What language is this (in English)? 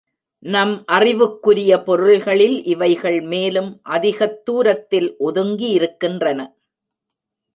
Tamil